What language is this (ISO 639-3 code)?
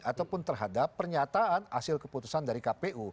ind